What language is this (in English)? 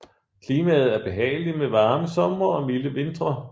Danish